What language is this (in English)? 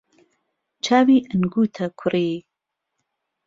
Central Kurdish